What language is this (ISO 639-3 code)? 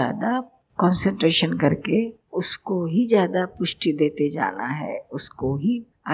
hin